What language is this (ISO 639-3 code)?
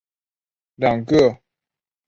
zho